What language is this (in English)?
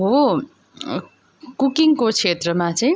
Nepali